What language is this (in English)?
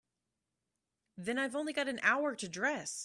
English